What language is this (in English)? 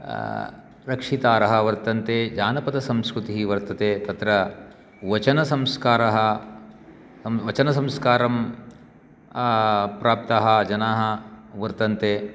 Sanskrit